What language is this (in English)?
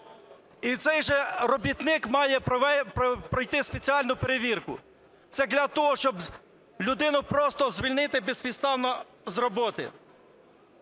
Ukrainian